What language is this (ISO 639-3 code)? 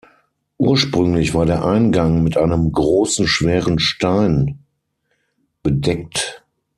deu